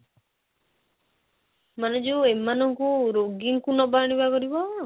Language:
Odia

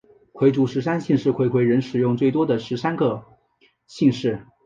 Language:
Chinese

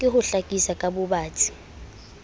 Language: Southern Sotho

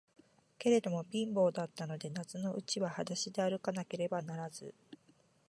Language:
Japanese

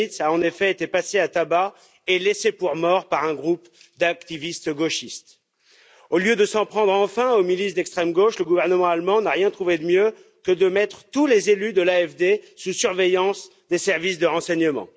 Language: French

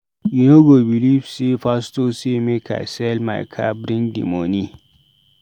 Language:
Nigerian Pidgin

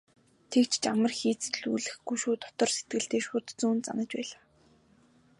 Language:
Mongolian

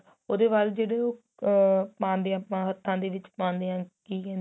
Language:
Punjabi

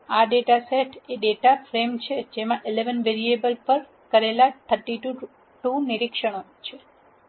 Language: Gujarati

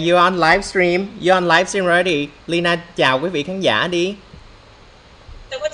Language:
Vietnamese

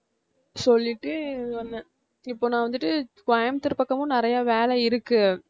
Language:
Tamil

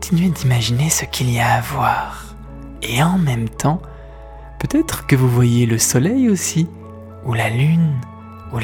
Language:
French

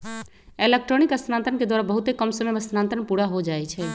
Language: Magahi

